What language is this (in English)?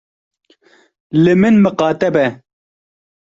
Kurdish